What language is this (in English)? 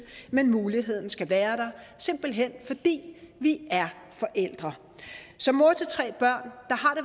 Danish